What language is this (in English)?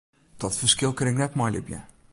Western Frisian